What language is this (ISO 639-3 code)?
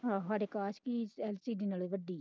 pan